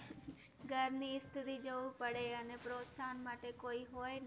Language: Gujarati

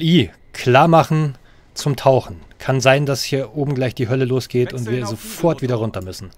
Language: German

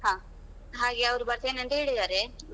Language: Kannada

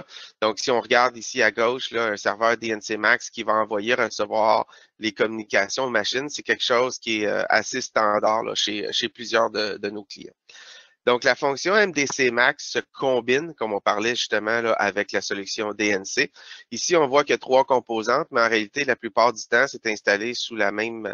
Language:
French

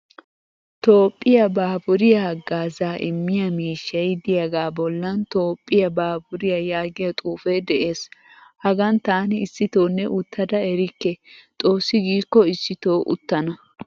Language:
Wolaytta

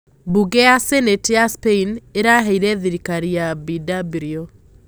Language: Kikuyu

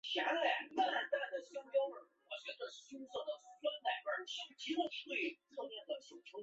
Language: Chinese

